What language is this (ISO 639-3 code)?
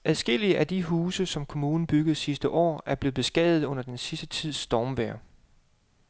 dan